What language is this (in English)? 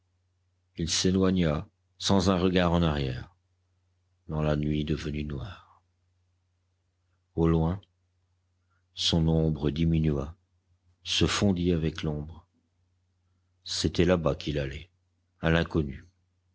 French